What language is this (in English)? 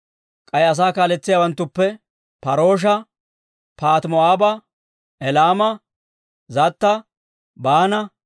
Dawro